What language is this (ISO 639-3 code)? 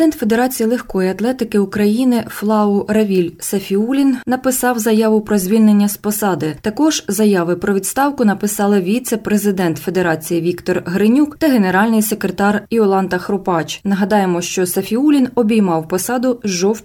ukr